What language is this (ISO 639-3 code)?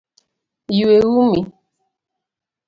luo